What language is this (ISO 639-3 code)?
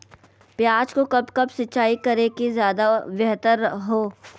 mag